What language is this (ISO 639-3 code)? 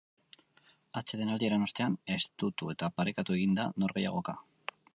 eus